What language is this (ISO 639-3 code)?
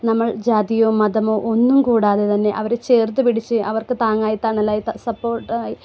mal